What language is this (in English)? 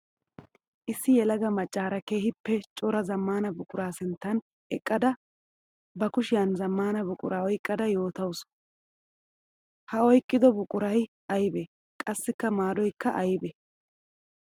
Wolaytta